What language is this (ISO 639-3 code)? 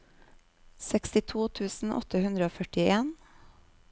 nor